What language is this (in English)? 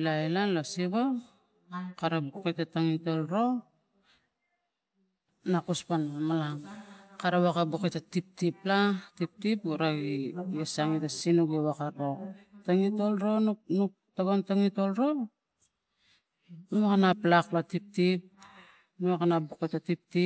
Tigak